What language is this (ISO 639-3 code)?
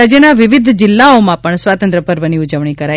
guj